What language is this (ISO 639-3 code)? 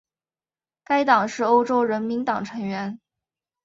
zho